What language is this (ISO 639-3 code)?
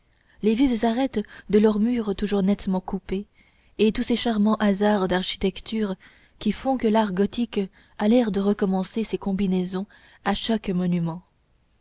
fra